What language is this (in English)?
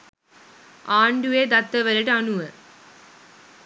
Sinhala